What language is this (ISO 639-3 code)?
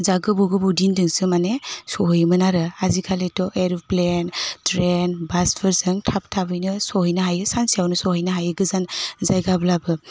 brx